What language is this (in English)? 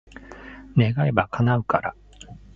Japanese